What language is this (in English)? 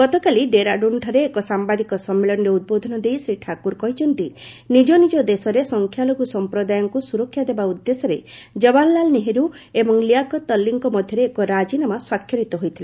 Odia